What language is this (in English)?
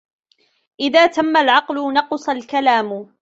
Arabic